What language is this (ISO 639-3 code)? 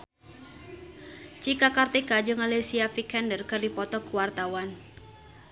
sun